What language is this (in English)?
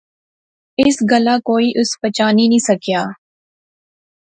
Pahari-Potwari